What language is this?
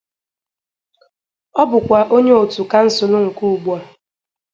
Igbo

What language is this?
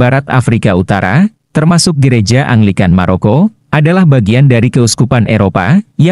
Indonesian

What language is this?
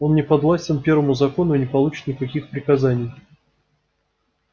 Russian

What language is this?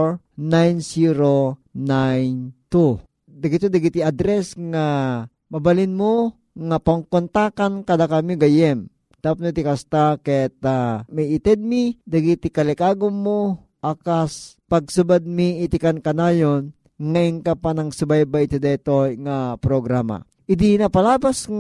Filipino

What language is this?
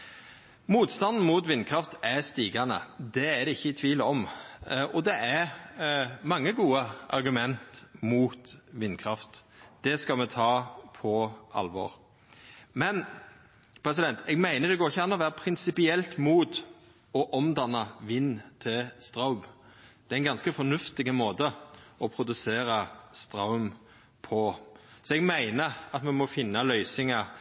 Norwegian Nynorsk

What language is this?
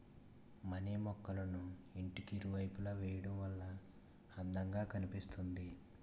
Telugu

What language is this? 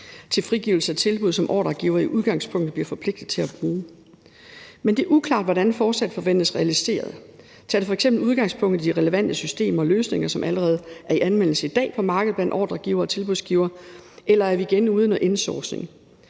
Danish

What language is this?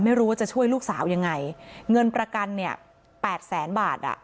Thai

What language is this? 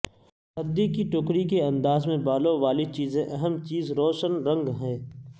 Urdu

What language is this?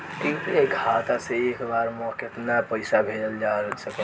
Bhojpuri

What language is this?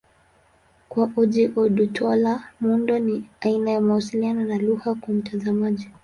Swahili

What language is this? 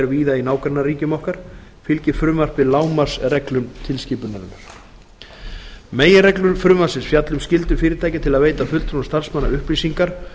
Icelandic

